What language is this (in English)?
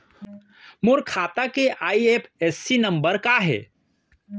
Chhattisgarhi